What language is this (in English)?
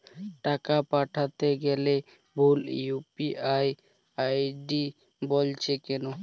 Bangla